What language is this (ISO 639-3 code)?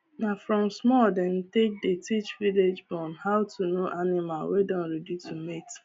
pcm